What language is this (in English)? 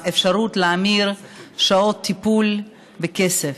Hebrew